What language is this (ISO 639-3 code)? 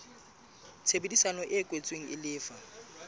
sot